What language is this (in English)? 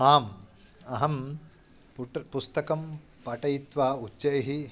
Sanskrit